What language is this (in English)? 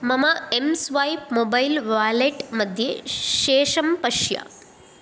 Sanskrit